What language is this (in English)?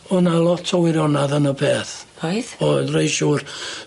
Welsh